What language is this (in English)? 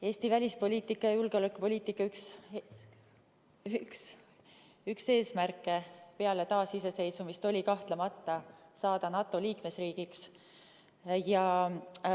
Estonian